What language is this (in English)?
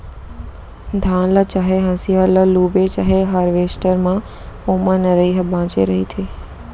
Chhattisgarhi